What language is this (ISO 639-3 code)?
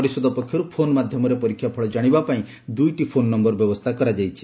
ori